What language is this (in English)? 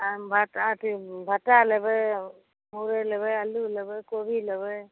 Maithili